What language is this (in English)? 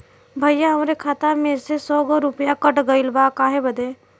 Bhojpuri